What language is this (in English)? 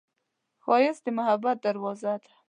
Pashto